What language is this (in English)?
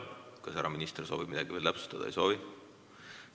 Estonian